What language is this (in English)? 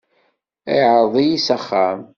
Kabyle